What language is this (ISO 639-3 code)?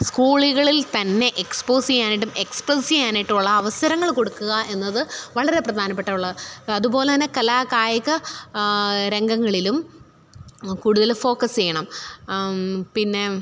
mal